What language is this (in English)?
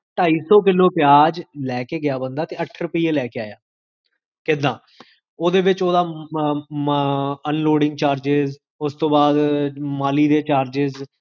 Punjabi